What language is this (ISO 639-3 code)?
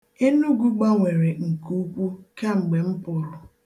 ibo